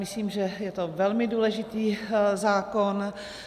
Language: Czech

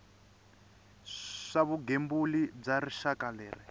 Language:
Tsonga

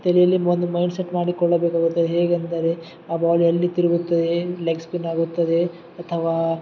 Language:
Kannada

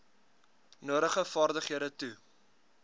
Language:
Afrikaans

